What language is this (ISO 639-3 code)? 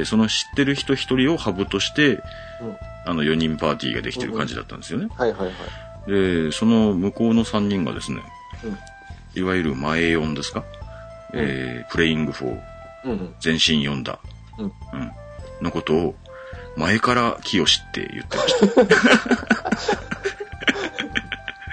jpn